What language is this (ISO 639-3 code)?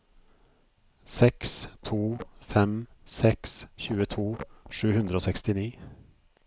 nor